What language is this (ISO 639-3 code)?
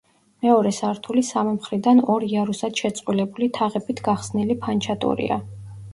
kat